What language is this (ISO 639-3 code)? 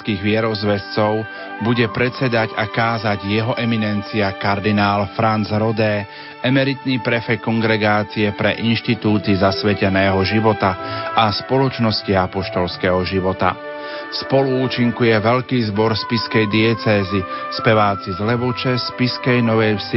slk